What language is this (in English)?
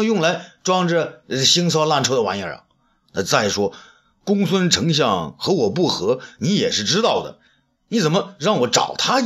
Chinese